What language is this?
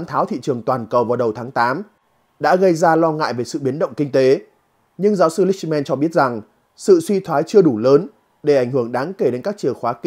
Vietnamese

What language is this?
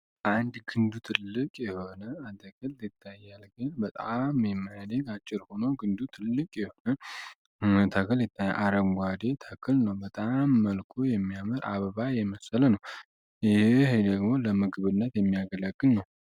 Amharic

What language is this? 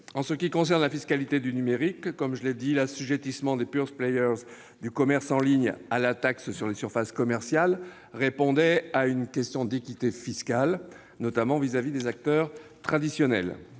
French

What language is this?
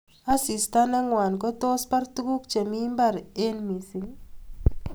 Kalenjin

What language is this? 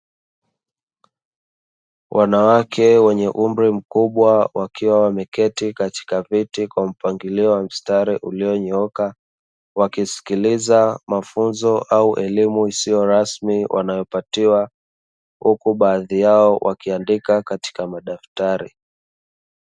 Swahili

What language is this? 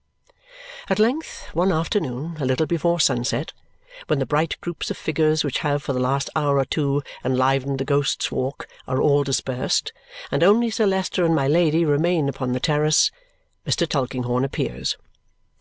English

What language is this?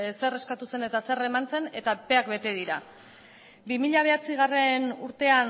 Basque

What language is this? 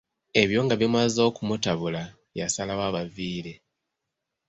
Ganda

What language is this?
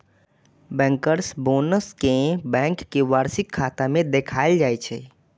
Maithili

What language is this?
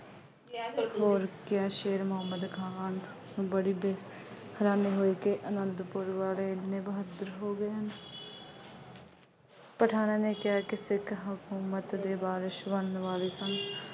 Punjabi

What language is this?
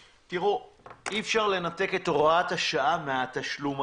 Hebrew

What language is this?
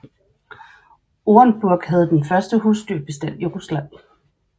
Danish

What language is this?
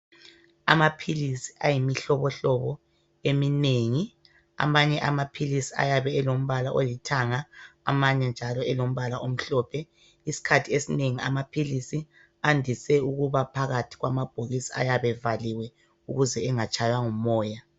North Ndebele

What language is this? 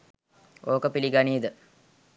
Sinhala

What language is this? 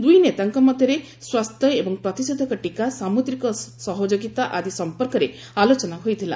Odia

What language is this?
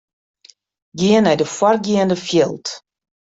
Western Frisian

